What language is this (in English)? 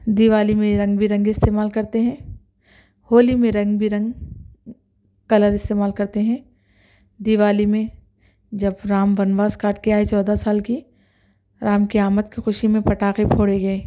Urdu